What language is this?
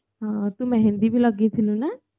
Odia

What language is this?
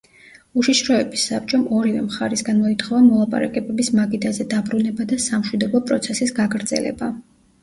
Georgian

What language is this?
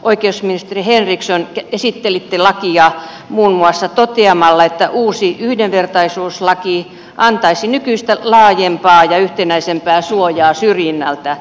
Finnish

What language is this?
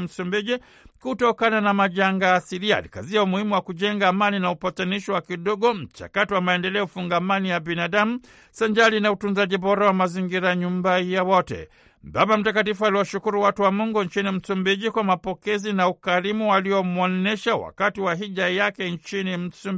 Swahili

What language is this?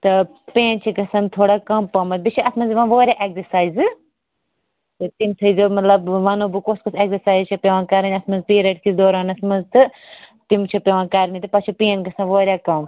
Kashmiri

